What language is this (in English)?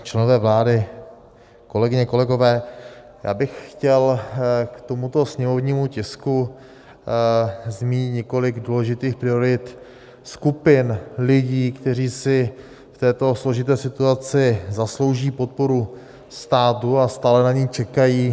Czech